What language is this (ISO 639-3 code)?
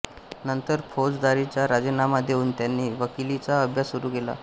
mar